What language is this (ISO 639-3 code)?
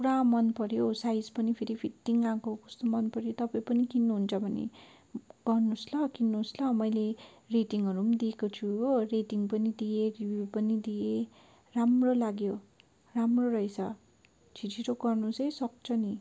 nep